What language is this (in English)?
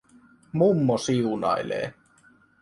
Finnish